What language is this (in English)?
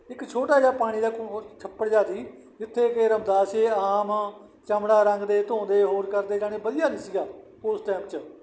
Punjabi